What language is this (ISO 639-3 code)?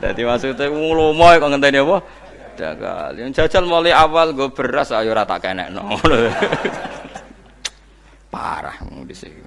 ind